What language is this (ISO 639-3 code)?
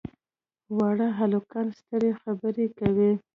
pus